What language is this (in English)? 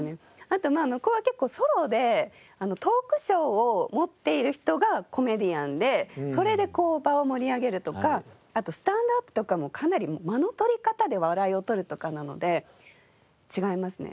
Japanese